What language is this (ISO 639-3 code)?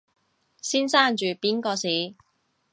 yue